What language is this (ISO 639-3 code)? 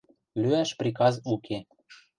mrj